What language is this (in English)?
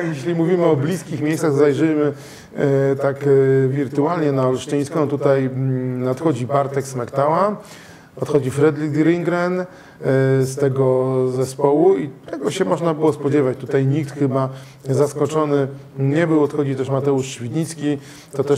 Polish